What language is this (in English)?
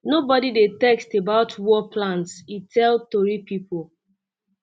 Nigerian Pidgin